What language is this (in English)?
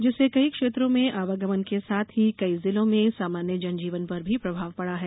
Hindi